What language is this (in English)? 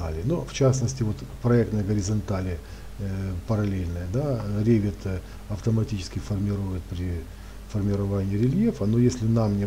Russian